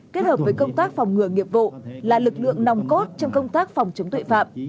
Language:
Vietnamese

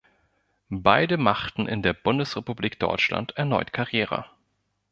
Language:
German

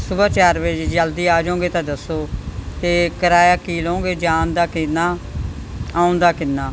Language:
Punjabi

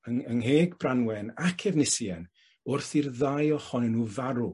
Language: Welsh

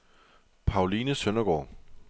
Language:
Danish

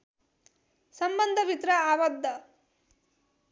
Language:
Nepali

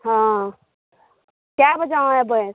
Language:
Maithili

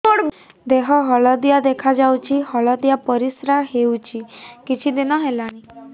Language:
Odia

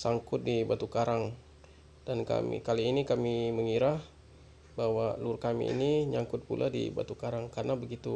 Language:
Indonesian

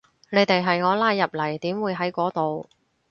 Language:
Cantonese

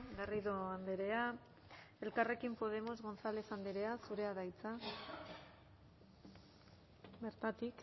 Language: Basque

